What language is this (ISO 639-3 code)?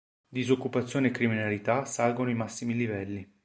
ita